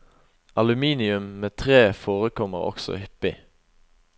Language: Norwegian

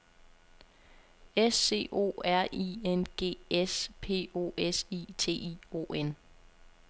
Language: Danish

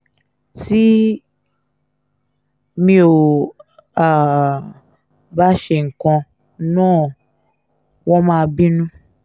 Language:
Yoruba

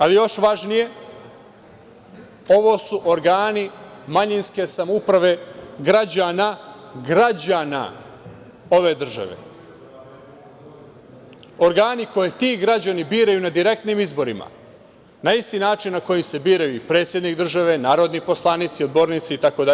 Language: Serbian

